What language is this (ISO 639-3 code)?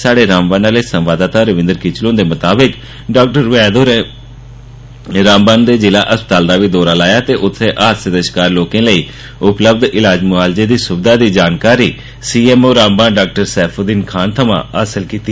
doi